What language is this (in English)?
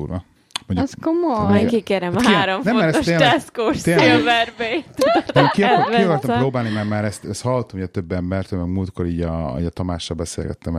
Hungarian